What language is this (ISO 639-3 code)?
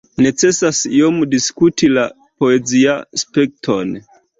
epo